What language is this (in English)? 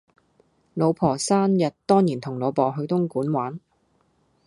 Cantonese